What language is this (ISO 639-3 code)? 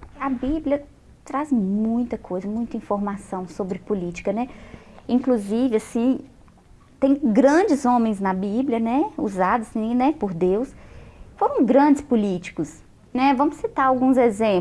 por